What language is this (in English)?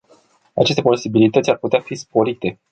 Romanian